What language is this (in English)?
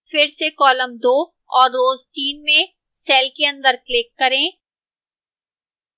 Hindi